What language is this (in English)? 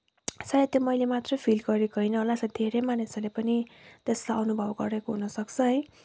Nepali